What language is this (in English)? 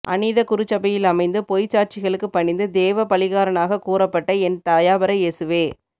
Tamil